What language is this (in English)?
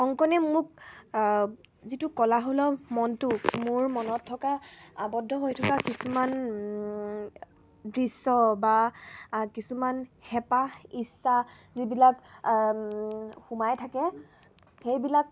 Assamese